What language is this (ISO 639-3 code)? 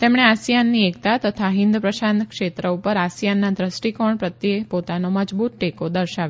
guj